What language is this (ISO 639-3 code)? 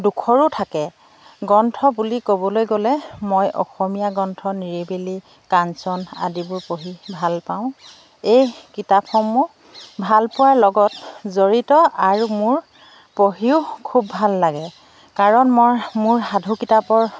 asm